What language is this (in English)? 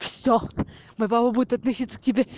Russian